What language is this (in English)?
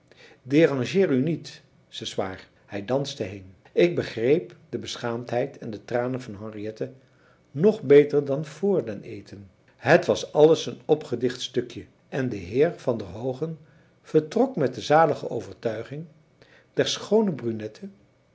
Dutch